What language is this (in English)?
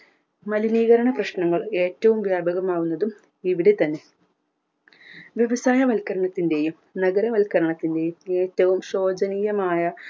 Malayalam